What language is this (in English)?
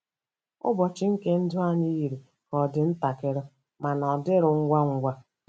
Igbo